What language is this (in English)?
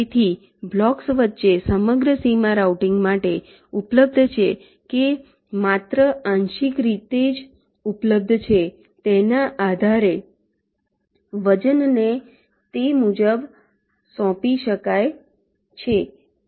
Gujarati